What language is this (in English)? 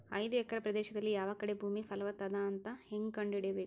Kannada